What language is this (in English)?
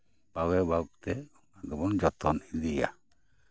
Santali